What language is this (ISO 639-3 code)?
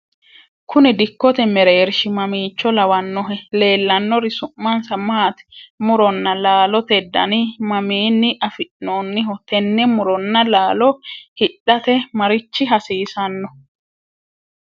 sid